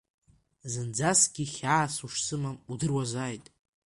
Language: Abkhazian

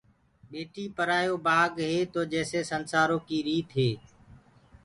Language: Gurgula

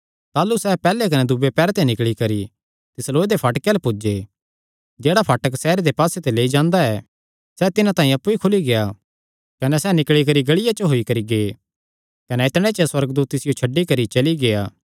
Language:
Kangri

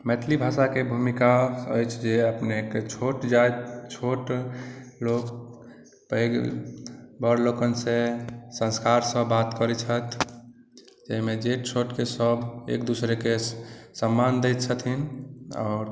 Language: Maithili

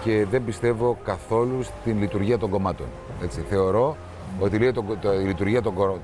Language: Greek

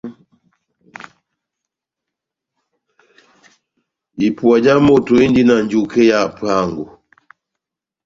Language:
Batanga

